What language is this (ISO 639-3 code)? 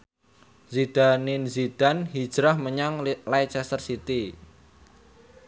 jav